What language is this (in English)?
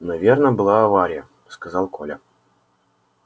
Russian